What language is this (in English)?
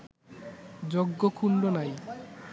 Bangla